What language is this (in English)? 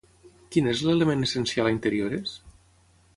Catalan